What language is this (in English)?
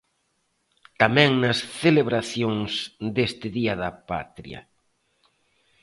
Galician